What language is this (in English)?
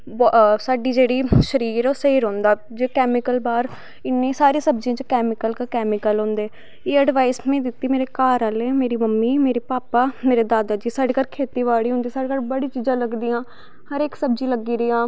Dogri